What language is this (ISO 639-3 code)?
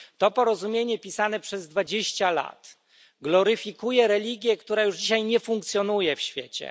pol